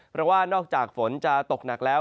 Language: Thai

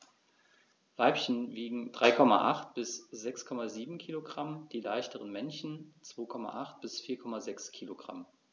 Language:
German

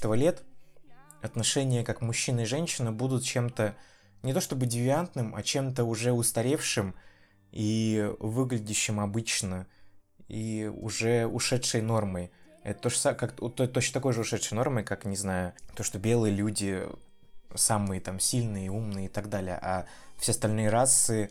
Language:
Russian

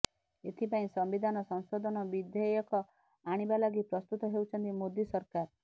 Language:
Odia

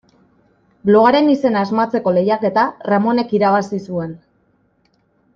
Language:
Basque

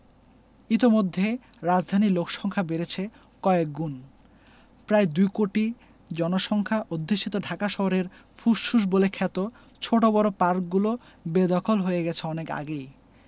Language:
Bangla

